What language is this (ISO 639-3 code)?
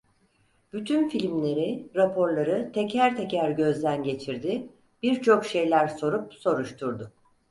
tur